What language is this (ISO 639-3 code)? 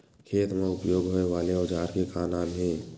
hne